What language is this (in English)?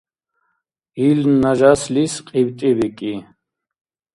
Dargwa